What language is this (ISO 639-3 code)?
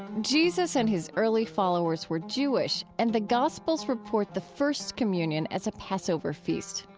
eng